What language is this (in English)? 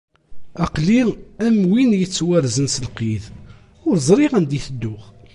Kabyle